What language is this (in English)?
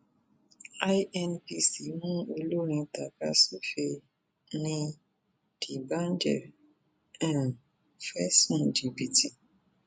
Yoruba